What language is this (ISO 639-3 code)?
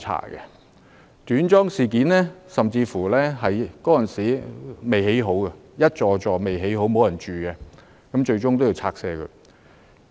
yue